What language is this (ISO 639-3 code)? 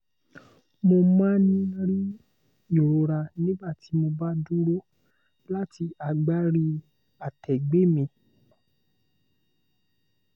yor